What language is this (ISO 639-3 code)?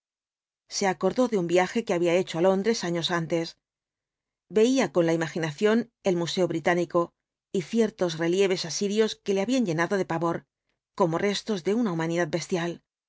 spa